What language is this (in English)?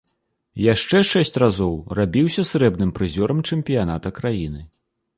Belarusian